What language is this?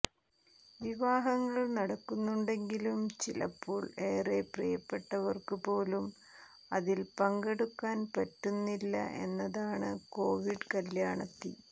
Malayalam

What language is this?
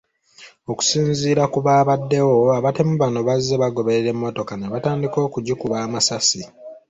Ganda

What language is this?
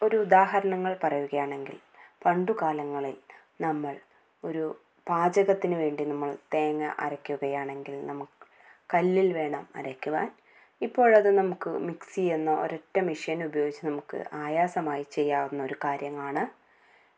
Malayalam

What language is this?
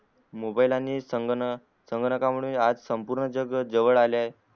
Marathi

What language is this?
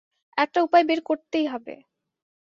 Bangla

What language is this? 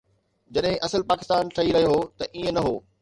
Sindhi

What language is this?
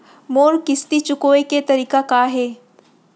Chhattisgarhi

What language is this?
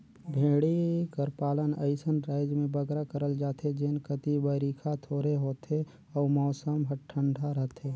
Chhattisgarhi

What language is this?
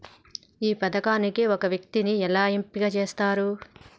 Telugu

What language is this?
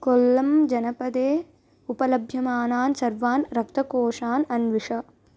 Sanskrit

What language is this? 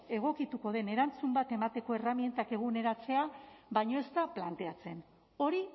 Basque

